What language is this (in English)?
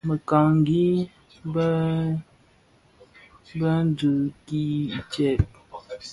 Bafia